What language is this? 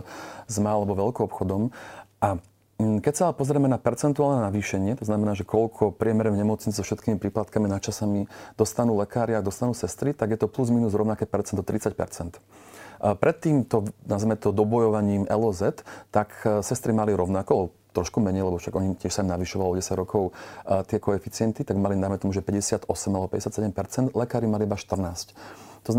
Slovak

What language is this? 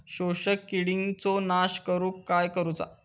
Marathi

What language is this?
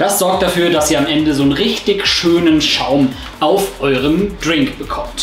German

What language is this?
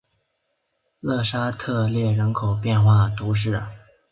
Chinese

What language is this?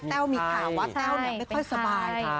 Thai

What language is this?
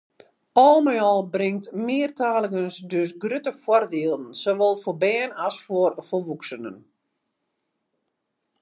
Western Frisian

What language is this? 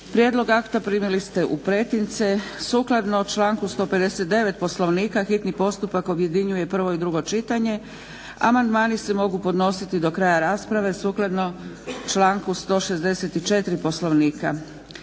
Croatian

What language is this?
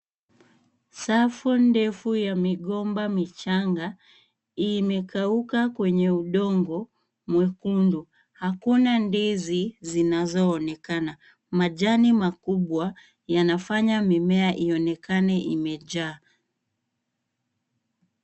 Swahili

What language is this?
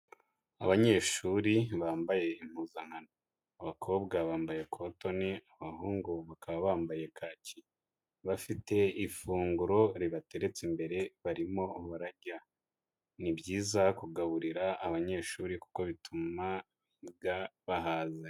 Kinyarwanda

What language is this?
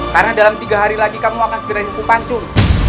Indonesian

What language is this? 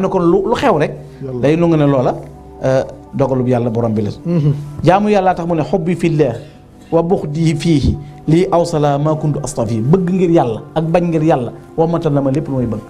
Arabic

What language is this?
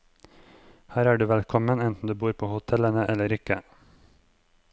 Norwegian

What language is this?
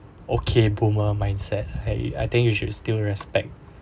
English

